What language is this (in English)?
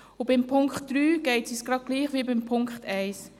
Swiss German